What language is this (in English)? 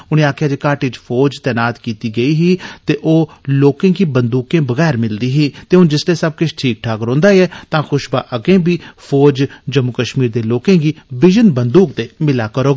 Dogri